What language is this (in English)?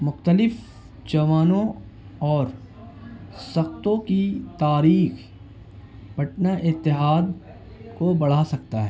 Urdu